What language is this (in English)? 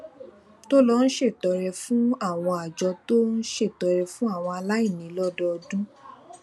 Yoruba